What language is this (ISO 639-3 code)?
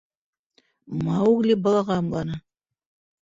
bak